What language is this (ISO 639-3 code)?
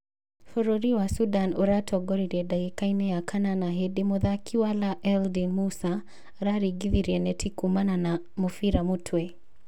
kik